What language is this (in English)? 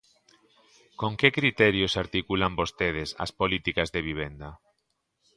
Galician